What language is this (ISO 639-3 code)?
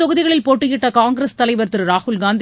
tam